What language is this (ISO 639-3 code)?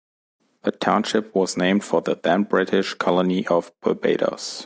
eng